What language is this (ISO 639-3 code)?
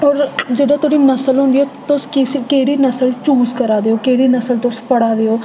doi